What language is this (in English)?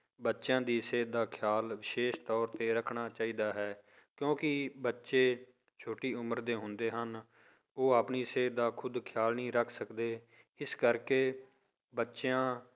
Punjabi